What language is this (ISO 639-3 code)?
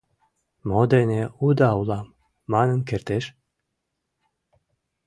chm